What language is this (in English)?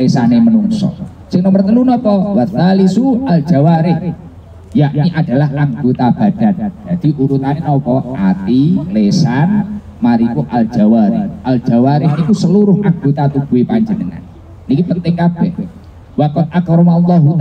Indonesian